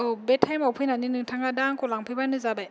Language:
Bodo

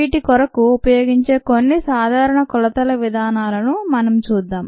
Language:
Telugu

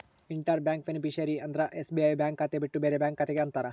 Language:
Kannada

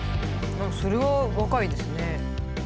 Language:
Japanese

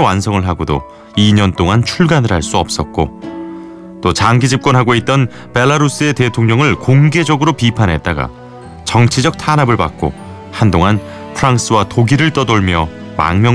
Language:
Korean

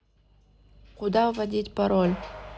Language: Russian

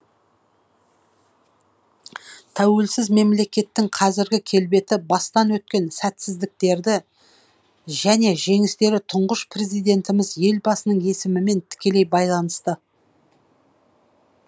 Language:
Kazakh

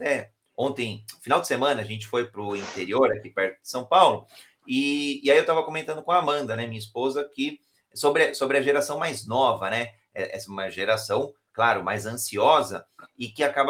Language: Portuguese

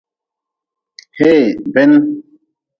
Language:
Nawdm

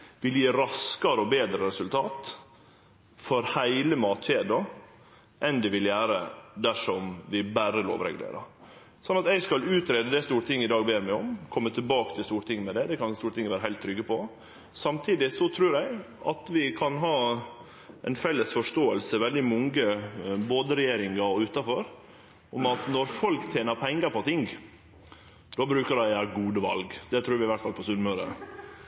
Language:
Norwegian Nynorsk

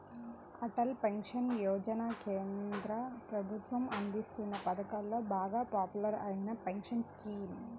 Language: Telugu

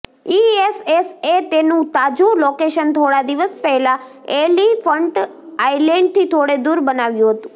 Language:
Gujarati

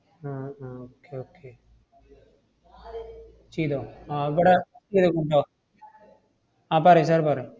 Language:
Malayalam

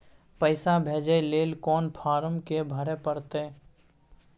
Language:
Maithili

